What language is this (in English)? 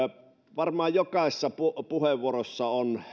Finnish